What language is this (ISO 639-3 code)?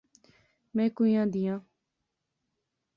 phr